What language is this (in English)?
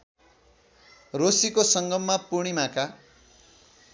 Nepali